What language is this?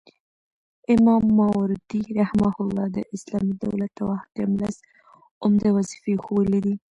Pashto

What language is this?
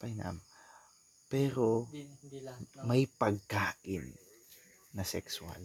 Filipino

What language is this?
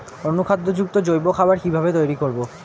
Bangla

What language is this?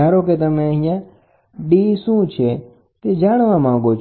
Gujarati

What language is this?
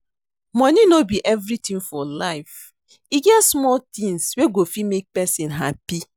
Nigerian Pidgin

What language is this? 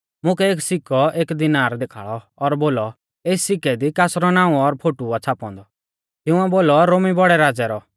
Mahasu Pahari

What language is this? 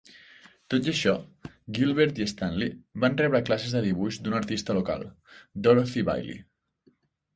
Catalan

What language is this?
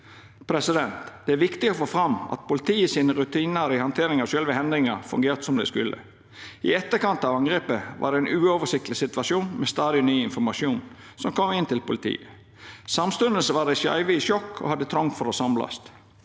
Norwegian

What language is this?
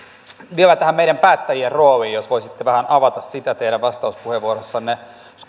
Finnish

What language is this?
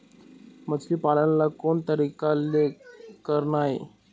Chhattisgarhi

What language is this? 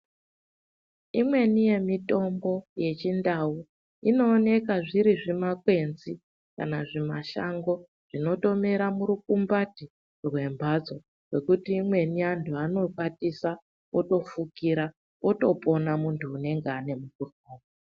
Ndau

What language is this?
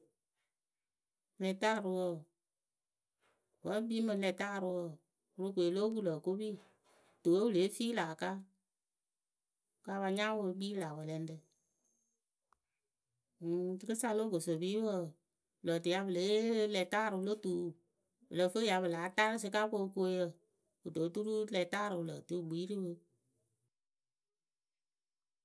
Akebu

